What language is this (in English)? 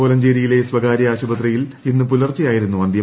Malayalam